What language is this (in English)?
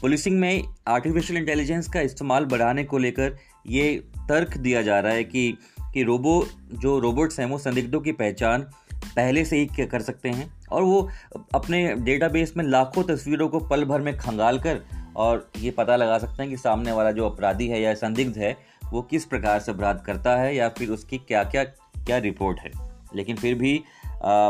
Hindi